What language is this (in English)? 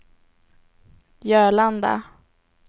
Swedish